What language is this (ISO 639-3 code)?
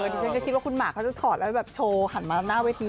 tha